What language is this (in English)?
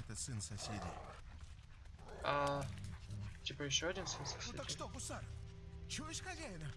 Russian